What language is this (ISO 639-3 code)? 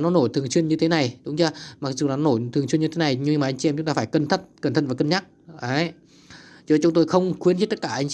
vie